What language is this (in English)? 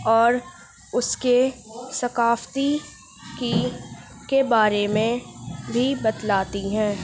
Urdu